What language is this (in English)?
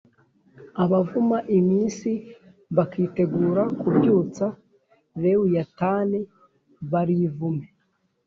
Kinyarwanda